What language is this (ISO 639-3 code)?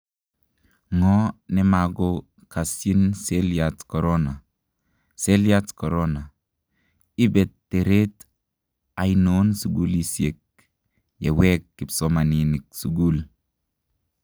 kln